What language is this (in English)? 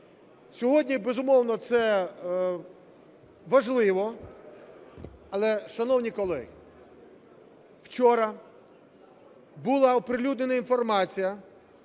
Ukrainian